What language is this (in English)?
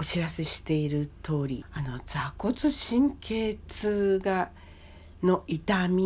Japanese